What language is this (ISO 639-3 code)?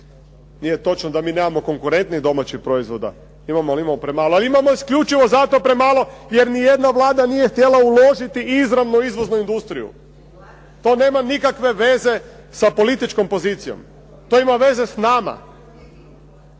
hrv